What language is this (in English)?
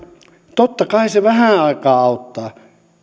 Finnish